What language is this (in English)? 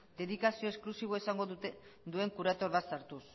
Basque